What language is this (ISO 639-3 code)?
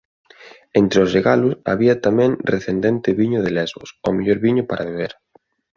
glg